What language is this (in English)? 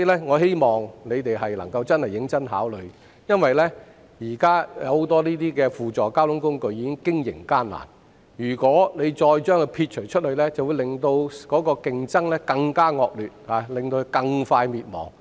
Cantonese